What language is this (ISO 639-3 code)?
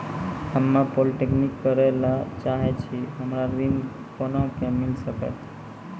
mai